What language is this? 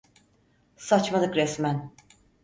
Turkish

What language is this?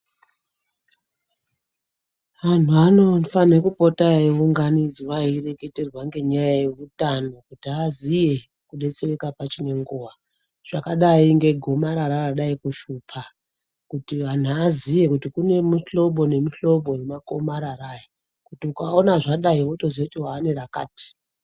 Ndau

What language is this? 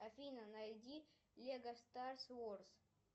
Russian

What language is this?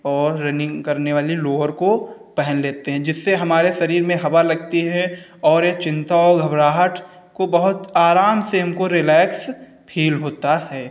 Hindi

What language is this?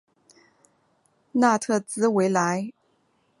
Chinese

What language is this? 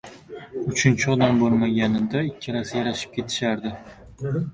Uzbek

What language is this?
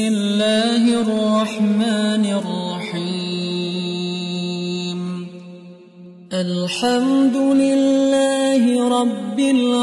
Indonesian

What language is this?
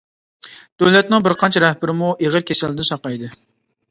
Uyghur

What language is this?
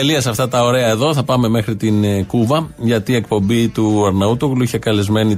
Greek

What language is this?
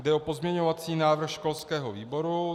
Czech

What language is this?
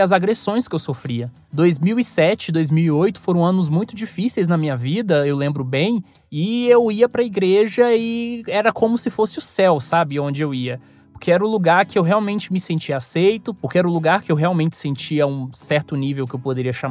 Portuguese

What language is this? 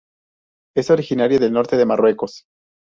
Spanish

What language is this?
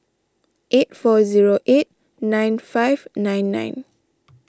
English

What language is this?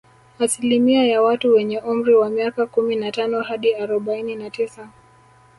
Swahili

